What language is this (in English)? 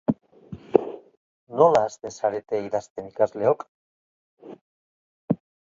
Basque